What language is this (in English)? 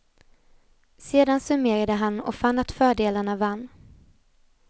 Swedish